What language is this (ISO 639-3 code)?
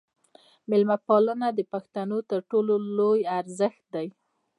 pus